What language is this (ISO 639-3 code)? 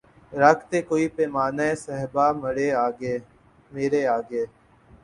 urd